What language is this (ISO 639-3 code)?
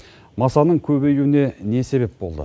kaz